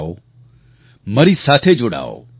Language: Gujarati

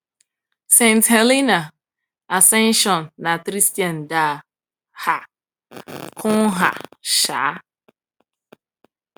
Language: Igbo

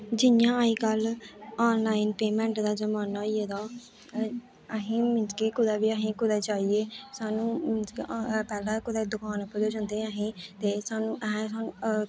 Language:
Dogri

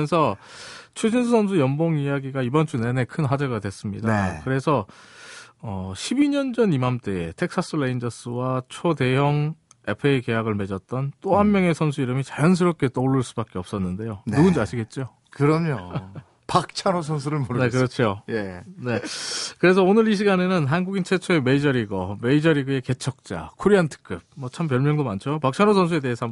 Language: Korean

